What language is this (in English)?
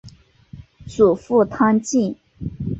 Chinese